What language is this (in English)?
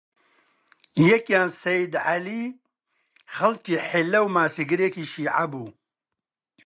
Central Kurdish